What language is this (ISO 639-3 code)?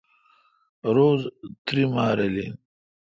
xka